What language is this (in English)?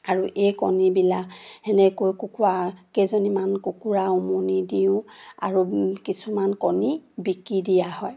Assamese